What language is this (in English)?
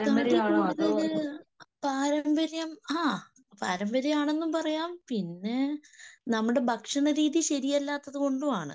Malayalam